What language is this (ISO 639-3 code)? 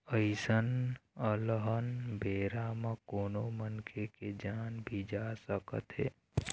hne